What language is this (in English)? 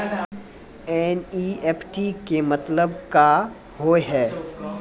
Maithili